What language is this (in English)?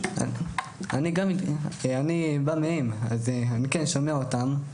Hebrew